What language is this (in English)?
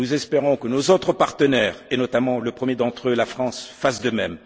French